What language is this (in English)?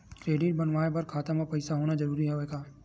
Chhattisgarhi